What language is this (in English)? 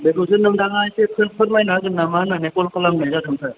Bodo